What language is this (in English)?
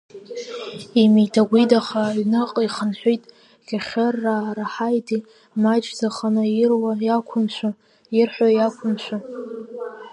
Abkhazian